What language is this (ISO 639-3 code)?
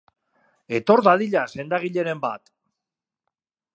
eus